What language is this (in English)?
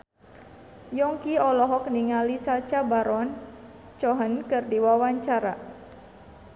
Sundanese